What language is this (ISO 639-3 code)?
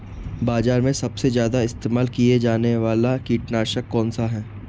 hin